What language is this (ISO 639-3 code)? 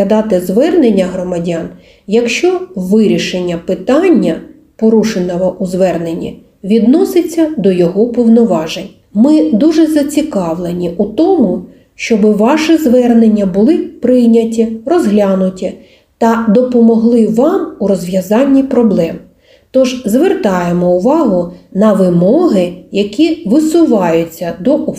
ukr